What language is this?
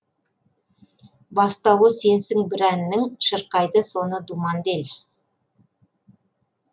Kazakh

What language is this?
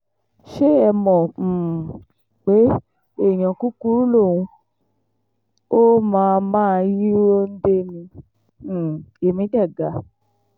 Yoruba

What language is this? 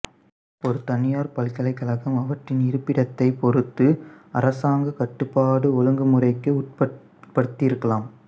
Tamil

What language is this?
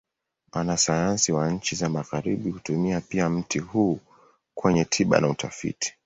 Swahili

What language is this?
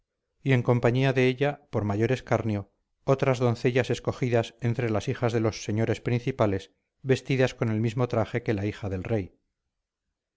Spanish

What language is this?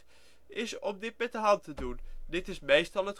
Dutch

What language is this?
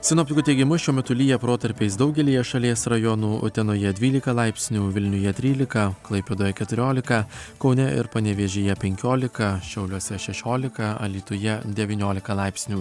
Lithuanian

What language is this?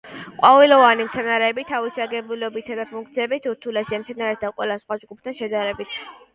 Georgian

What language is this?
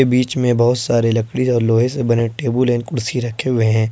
Hindi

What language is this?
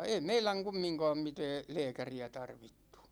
Finnish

